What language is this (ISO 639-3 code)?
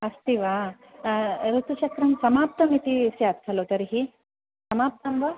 san